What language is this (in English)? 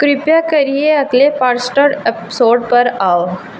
Dogri